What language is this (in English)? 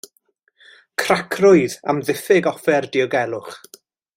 Welsh